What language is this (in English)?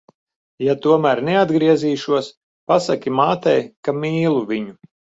Latvian